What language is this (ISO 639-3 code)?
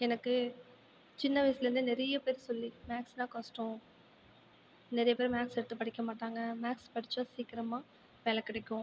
tam